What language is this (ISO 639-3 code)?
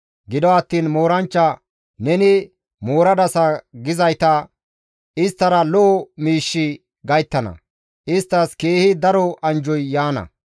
gmv